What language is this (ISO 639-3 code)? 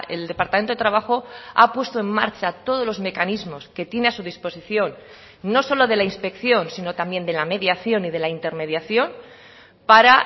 spa